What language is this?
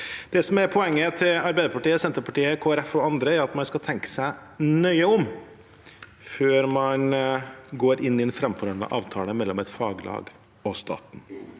Norwegian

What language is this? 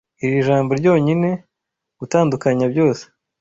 Kinyarwanda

